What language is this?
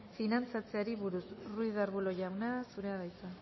Basque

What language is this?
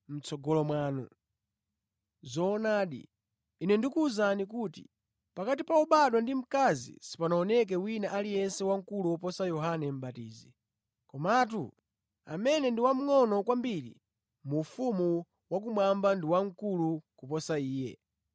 Nyanja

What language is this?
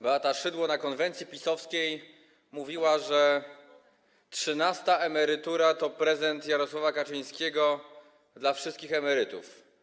Polish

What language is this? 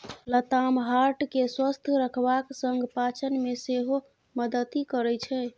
Maithili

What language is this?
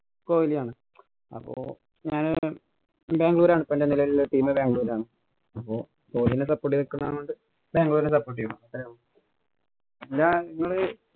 Malayalam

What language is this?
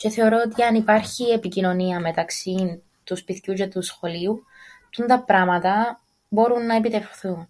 Greek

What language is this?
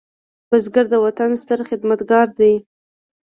Pashto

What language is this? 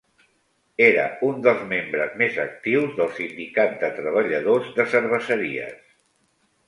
Catalan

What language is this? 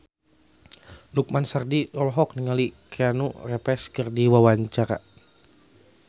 Sundanese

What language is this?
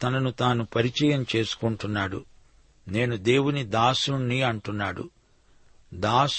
Telugu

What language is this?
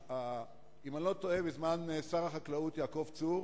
Hebrew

